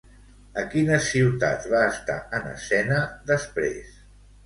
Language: Catalan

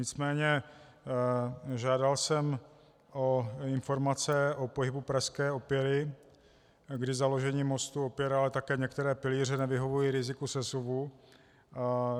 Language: Czech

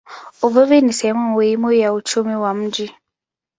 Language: Swahili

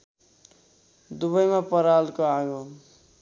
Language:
Nepali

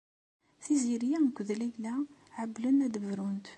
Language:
Kabyle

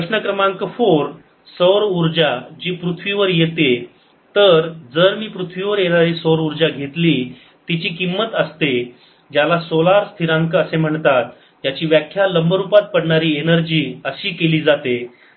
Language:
Marathi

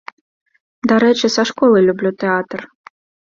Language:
Belarusian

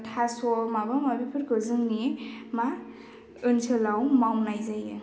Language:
Bodo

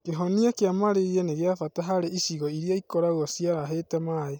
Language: Kikuyu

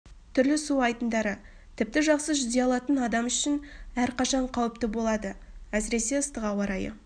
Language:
Kazakh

